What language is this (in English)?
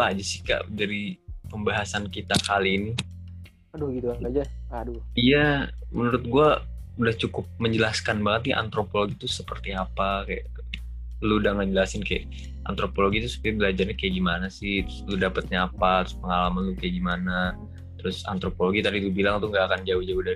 Indonesian